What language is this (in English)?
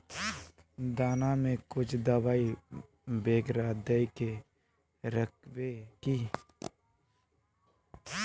Magahi